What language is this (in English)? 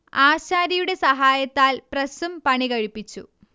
Malayalam